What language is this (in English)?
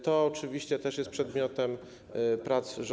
Polish